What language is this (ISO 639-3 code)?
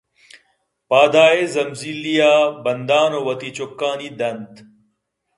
bgp